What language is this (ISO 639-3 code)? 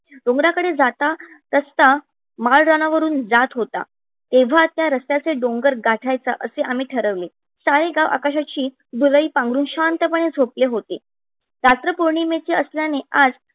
mar